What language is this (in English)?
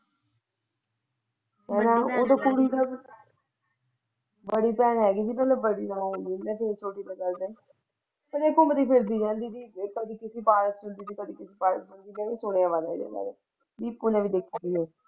Punjabi